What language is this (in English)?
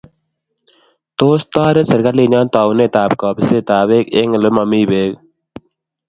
Kalenjin